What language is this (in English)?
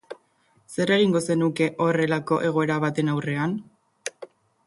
Basque